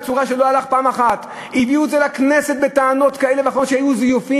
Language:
Hebrew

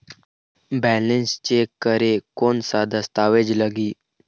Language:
Chhattisgarhi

